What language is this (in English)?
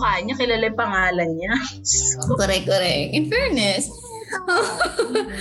Filipino